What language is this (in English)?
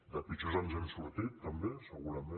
Catalan